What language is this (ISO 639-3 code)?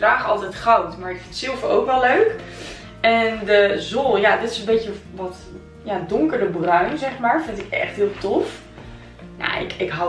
nld